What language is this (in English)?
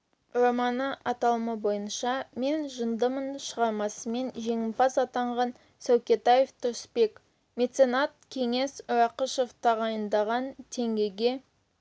Kazakh